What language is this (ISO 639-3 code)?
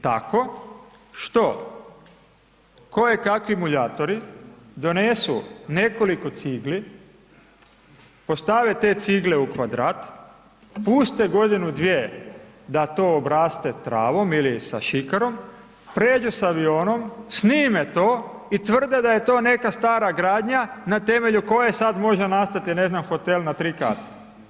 hrv